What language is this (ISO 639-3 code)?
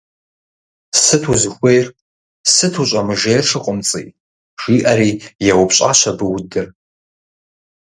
kbd